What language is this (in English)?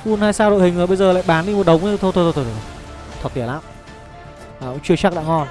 Vietnamese